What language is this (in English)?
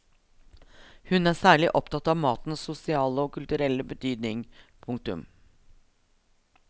Norwegian